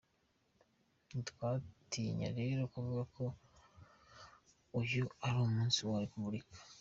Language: Kinyarwanda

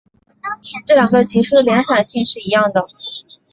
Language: Chinese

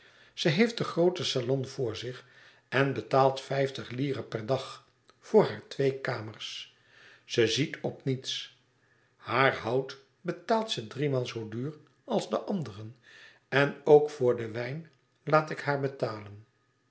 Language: Dutch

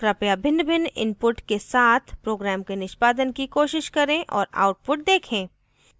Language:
Hindi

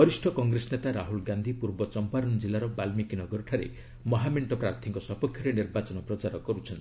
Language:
Odia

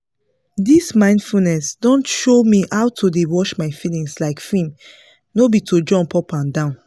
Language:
Nigerian Pidgin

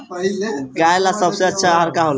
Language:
Bhojpuri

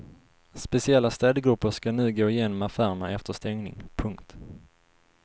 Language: Swedish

